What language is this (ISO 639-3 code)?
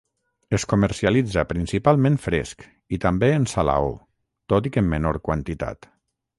cat